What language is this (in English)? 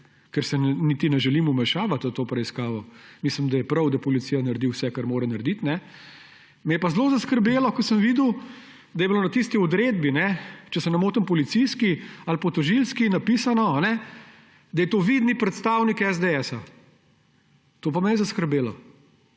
Slovenian